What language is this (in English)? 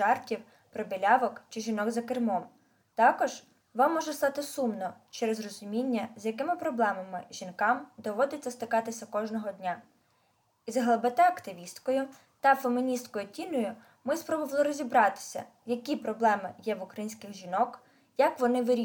Ukrainian